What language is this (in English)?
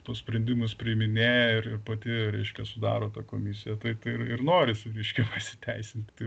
Lithuanian